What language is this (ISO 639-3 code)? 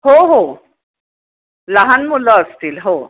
mar